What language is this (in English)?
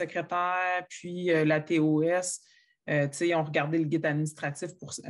French